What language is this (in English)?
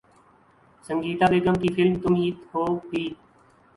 Urdu